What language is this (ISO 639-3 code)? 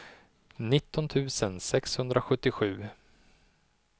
swe